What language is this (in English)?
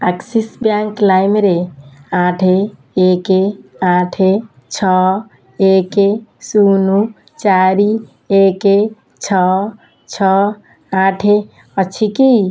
Odia